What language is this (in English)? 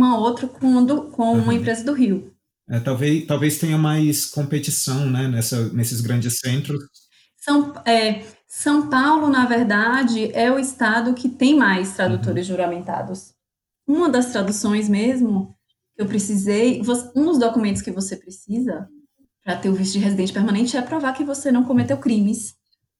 Portuguese